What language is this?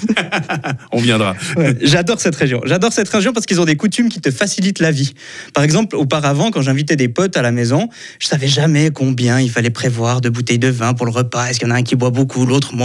French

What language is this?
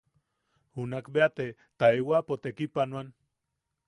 Yaqui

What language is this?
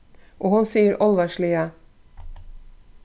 Faroese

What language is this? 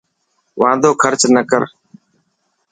Dhatki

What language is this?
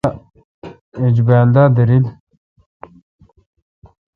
Kalkoti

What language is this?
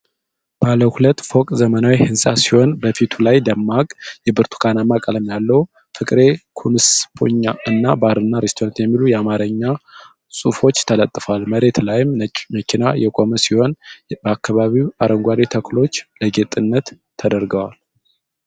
Amharic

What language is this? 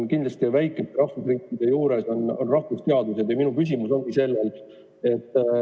Estonian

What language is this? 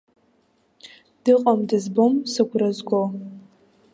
Abkhazian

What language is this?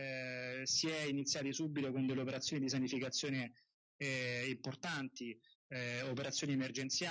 Italian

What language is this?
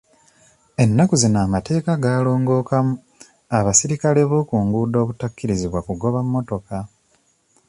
Ganda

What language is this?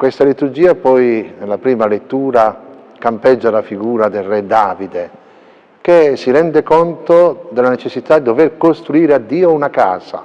Italian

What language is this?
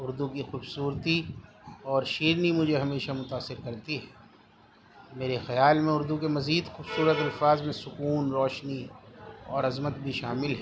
Urdu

